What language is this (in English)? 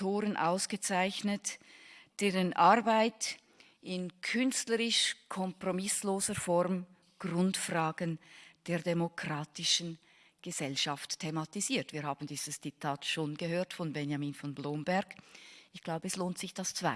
German